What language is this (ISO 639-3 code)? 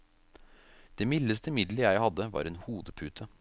nor